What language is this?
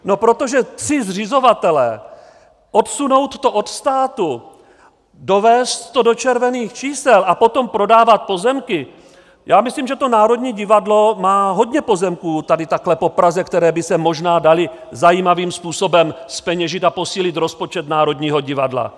Czech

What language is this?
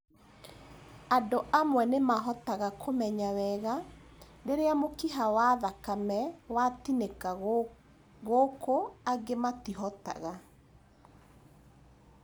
Kikuyu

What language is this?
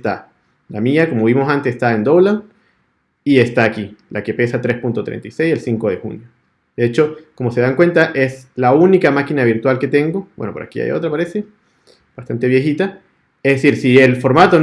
Spanish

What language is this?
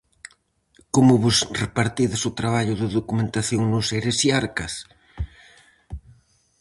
Galician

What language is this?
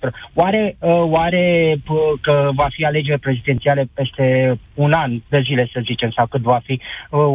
Romanian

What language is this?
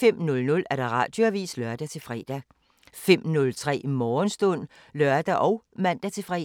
Danish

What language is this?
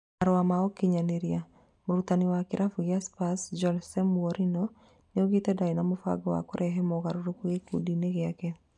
Kikuyu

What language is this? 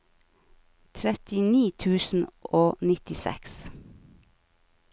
Norwegian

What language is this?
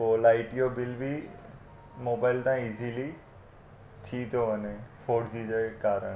Sindhi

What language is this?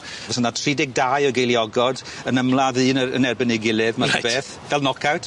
Welsh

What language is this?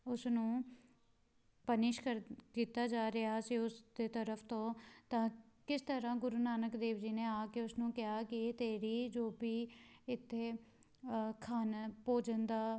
Punjabi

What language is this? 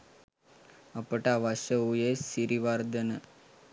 Sinhala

